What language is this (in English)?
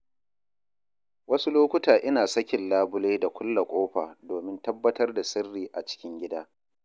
Hausa